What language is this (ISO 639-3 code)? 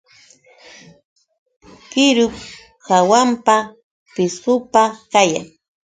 qux